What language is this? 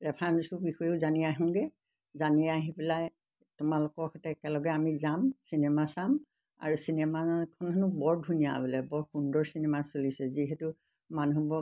Assamese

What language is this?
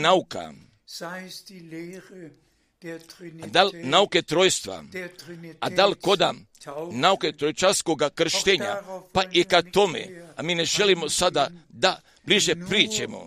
Croatian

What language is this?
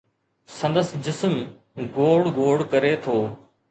Sindhi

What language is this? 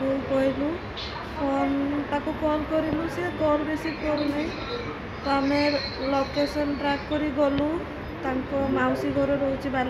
Bangla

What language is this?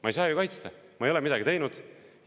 Estonian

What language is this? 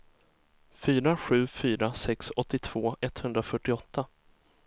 Swedish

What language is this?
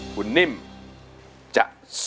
Thai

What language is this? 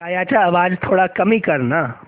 Marathi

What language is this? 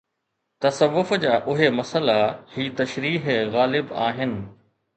Sindhi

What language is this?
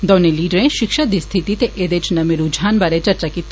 Dogri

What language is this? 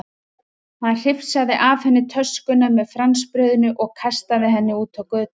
Icelandic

